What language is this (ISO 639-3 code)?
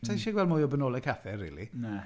cym